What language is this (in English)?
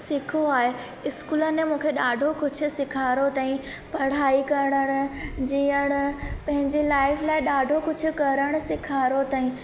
Sindhi